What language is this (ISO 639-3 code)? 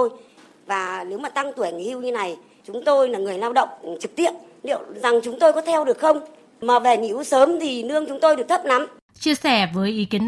vie